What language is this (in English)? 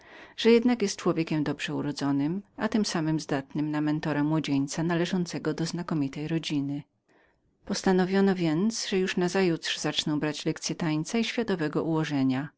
Polish